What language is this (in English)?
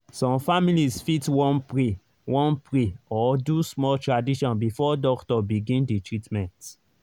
Nigerian Pidgin